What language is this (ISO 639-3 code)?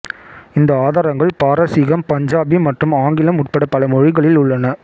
tam